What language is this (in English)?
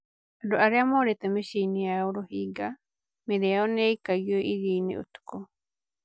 Kikuyu